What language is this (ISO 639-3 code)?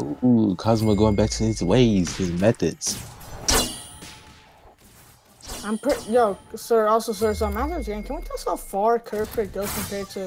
eng